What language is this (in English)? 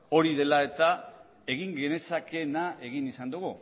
Basque